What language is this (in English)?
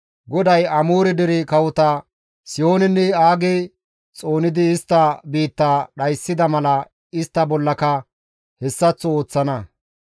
Gamo